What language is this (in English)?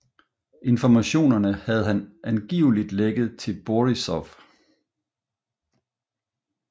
Danish